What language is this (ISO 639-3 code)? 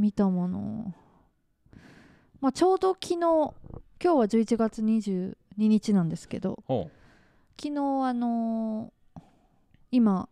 jpn